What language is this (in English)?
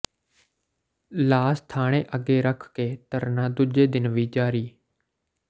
Punjabi